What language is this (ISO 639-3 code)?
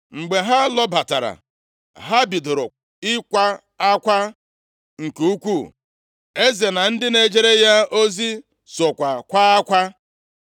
ibo